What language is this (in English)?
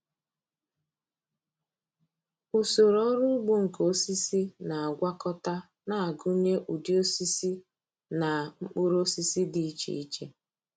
Igbo